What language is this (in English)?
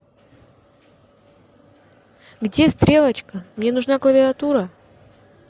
Russian